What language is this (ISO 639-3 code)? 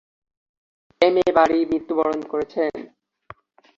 ben